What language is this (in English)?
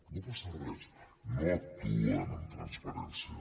Catalan